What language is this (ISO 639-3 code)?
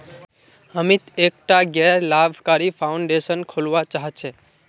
mag